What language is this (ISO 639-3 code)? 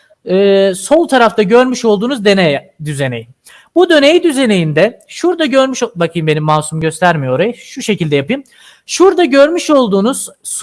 tur